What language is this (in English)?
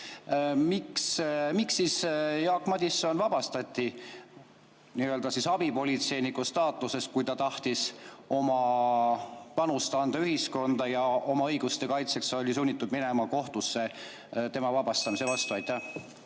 Estonian